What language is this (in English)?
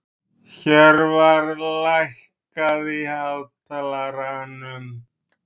Icelandic